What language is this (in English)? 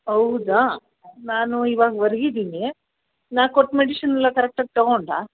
Kannada